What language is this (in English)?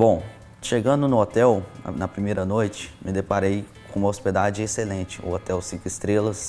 Portuguese